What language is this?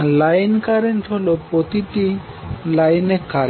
Bangla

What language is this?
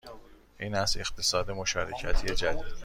Persian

